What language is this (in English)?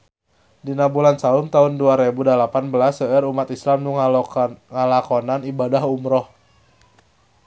Sundanese